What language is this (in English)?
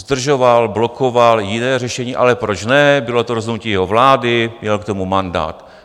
Czech